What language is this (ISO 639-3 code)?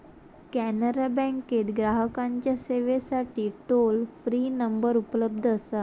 mar